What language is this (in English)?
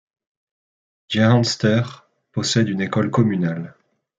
French